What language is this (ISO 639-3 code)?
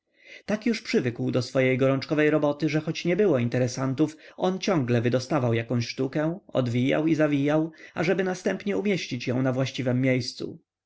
pol